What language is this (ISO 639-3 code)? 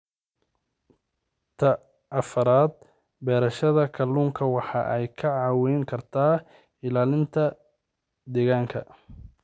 som